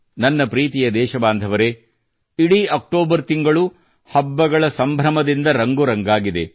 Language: Kannada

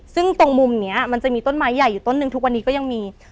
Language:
Thai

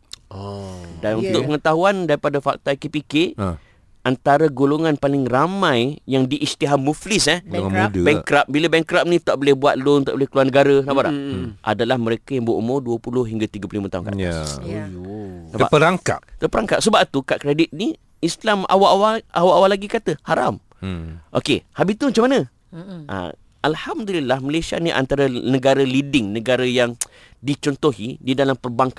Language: Malay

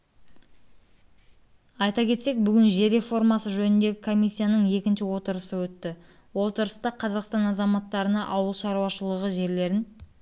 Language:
Kazakh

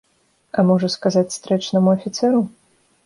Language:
Belarusian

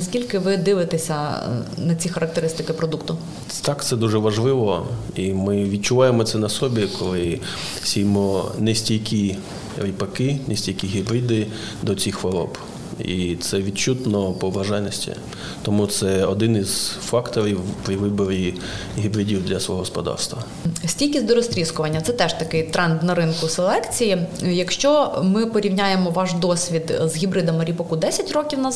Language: Ukrainian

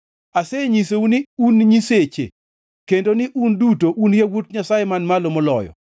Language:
Luo (Kenya and Tanzania)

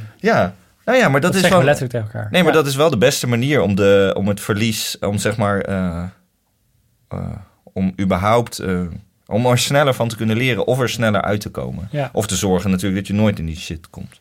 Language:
Dutch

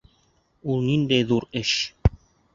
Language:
Bashkir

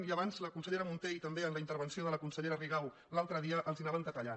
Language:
Catalan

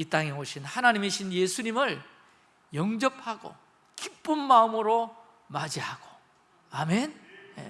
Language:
Korean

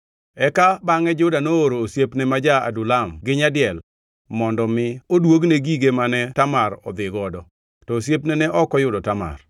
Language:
Luo (Kenya and Tanzania)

